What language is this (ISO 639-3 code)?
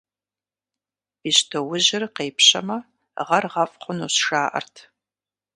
kbd